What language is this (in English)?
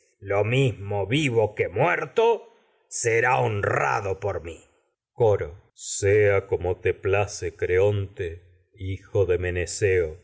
Spanish